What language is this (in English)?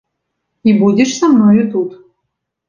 Belarusian